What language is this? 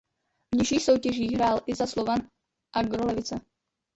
Czech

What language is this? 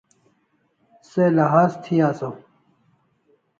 Kalasha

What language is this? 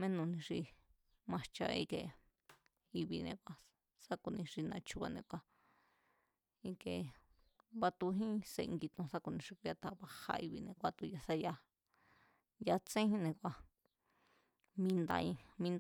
Mazatlán Mazatec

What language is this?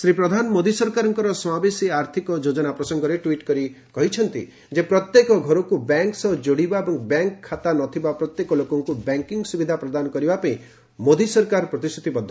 Odia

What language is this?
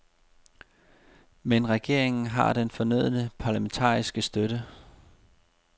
Danish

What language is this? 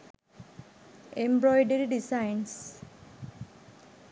Sinhala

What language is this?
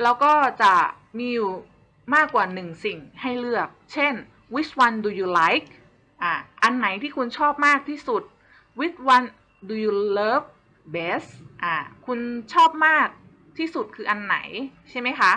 Thai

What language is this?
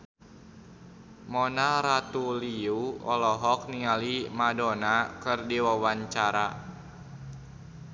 Sundanese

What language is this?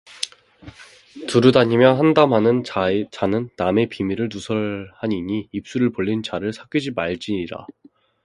Korean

